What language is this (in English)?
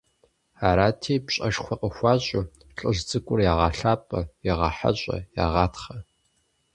Kabardian